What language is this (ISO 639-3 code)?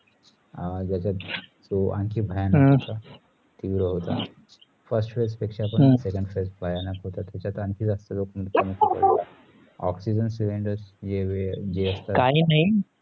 mar